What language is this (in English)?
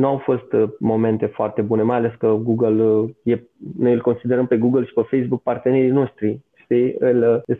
Romanian